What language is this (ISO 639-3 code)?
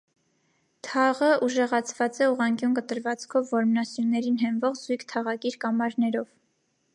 hye